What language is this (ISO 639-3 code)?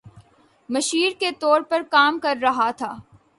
urd